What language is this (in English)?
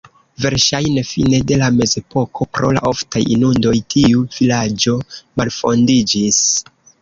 Esperanto